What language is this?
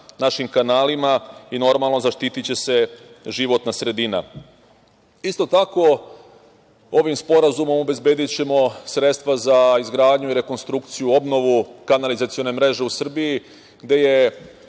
Serbian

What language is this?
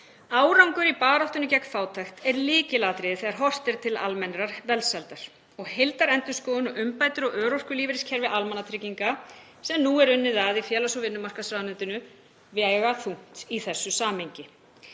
Icelandic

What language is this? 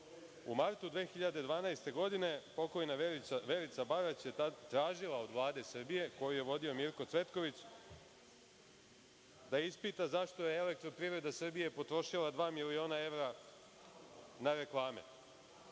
Serbian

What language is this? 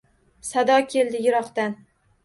Uzbek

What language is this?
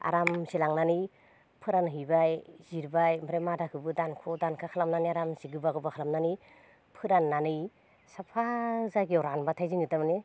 Bodo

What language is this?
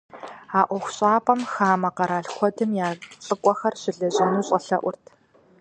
Kabardian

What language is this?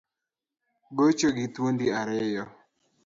Luo (Kenya and Tanzania)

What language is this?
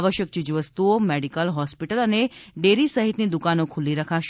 Gujarati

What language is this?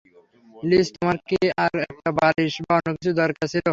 Bangla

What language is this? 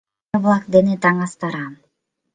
Mari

